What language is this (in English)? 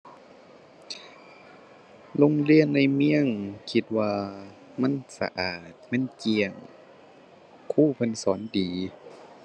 Thai